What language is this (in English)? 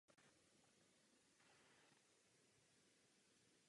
Czech